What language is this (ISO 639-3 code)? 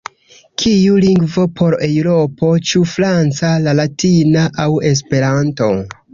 epo